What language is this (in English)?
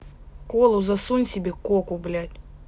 Russian